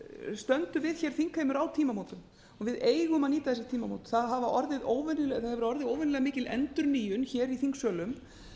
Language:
Icelandic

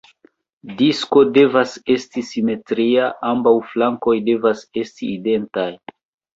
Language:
Esperanto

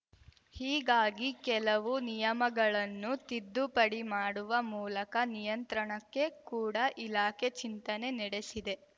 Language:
Kannada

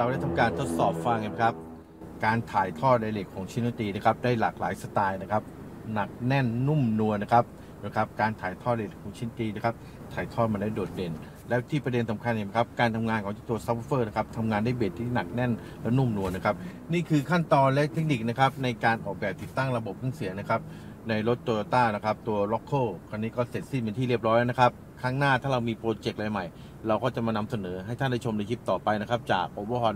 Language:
Thai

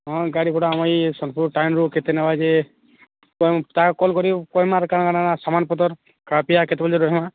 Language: Odia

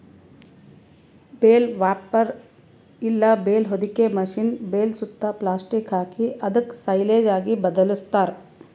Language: Kannada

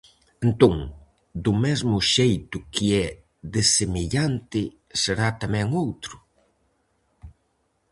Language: Galician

